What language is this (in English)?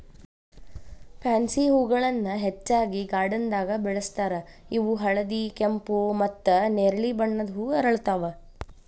Kannada